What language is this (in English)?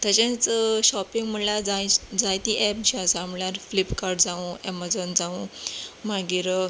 Konkani